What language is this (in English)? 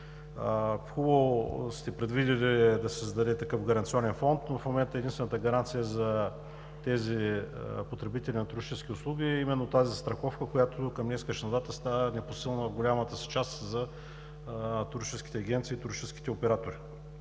Bulgarian